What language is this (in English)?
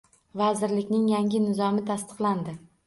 Uzbek